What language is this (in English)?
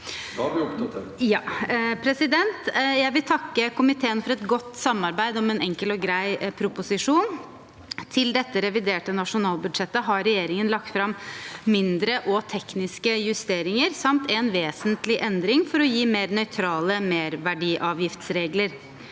Norwegian